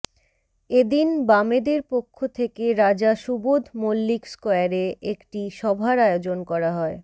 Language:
Bangla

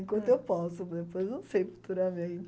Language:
Portuguese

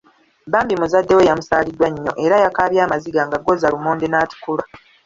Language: Ganda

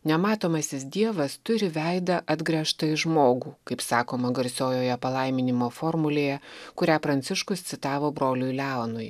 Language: Lithuanian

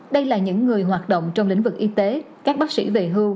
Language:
Vietnamese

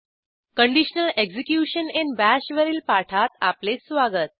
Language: Marathi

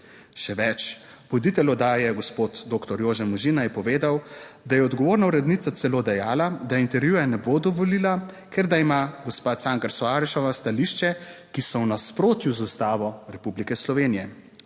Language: Slovenian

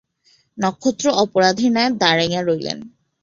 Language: Bangla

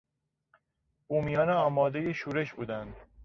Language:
Persian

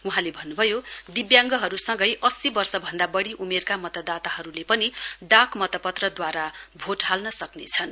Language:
Nepali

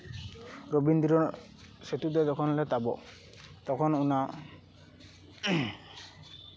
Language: Santali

